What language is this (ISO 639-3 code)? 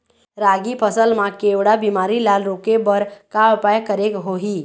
hne